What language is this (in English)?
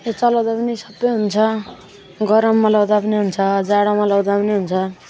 Nepali